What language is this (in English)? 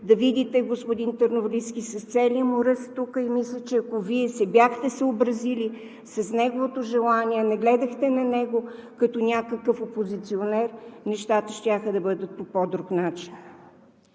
Bulgarian